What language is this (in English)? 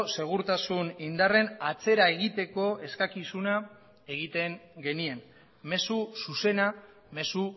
Basque